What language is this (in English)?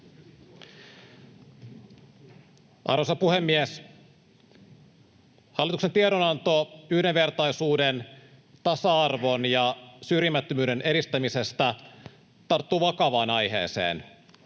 Finnish